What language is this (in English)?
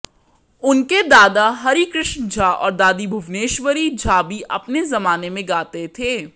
Hindi